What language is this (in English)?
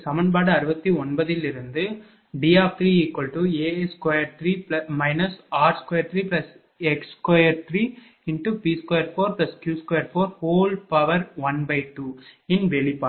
Tamil